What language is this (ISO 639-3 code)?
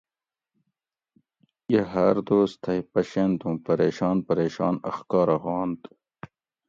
gwc